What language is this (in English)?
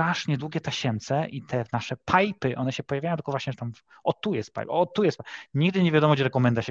Polish